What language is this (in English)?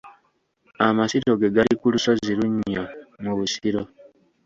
Ganda